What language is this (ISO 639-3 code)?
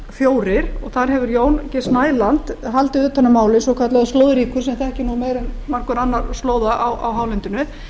isl